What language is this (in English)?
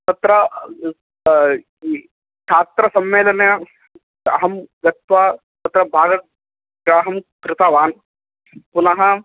Sanskrit